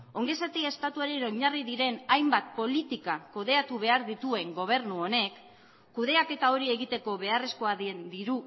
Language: Basque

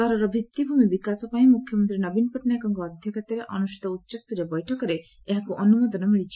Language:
Odia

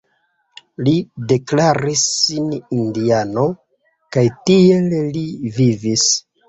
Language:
Esperanto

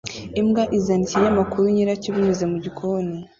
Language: Kinyarwanda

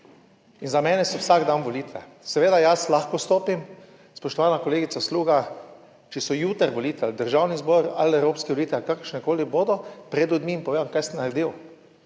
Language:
Slovenian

